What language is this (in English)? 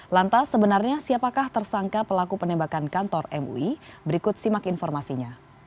Indonesian